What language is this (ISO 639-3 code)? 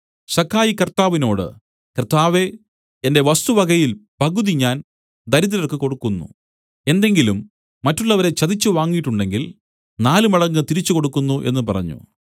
mal